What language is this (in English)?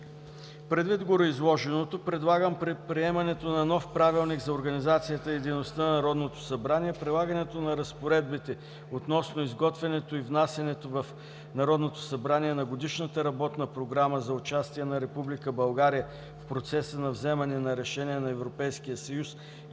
Bulgarian